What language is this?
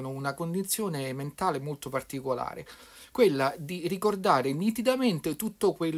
Italian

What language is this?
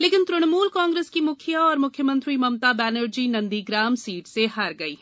Hindi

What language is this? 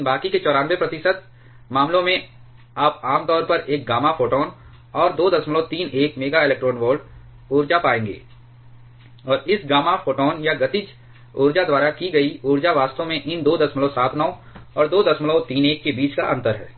Hindi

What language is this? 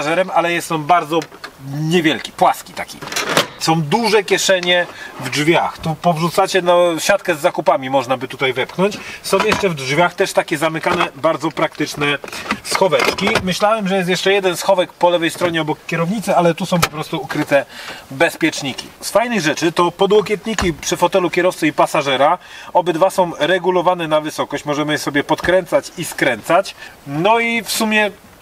Polish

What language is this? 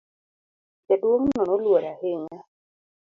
Luo (Kenya and Tanzania)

